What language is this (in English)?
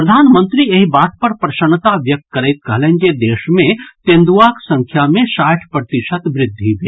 Maithili